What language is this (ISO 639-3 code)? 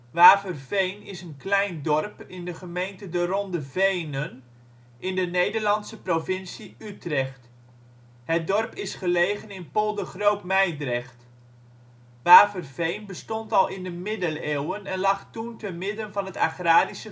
nld